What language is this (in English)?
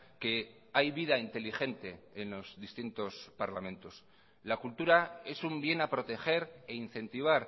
Spanish